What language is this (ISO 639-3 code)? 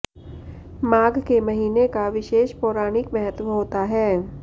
hin